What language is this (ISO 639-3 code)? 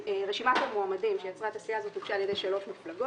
heb